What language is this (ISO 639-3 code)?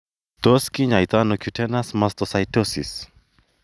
kln